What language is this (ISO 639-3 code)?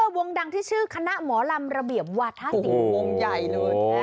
tha